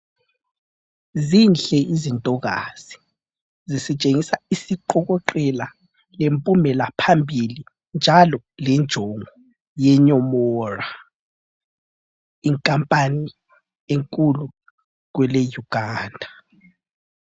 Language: North Ndebele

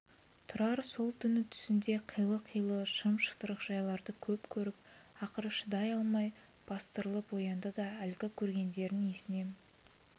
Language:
Kazakh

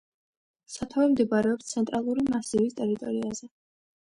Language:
Georgian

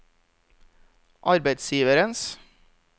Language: Norwegian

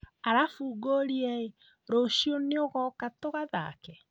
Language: Kikuyu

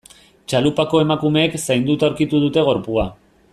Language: Basque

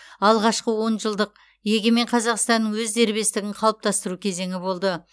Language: Kazakh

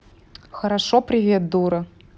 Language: Russian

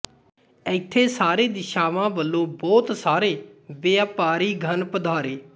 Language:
Punjabi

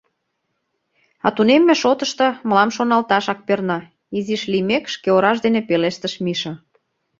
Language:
Mari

